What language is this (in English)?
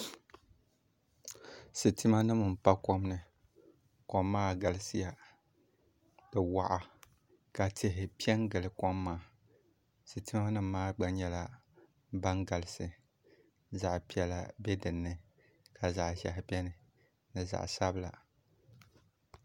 Dagbani